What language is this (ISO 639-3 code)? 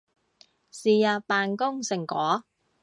yue